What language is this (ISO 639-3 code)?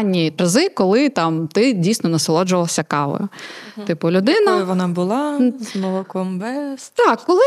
ukr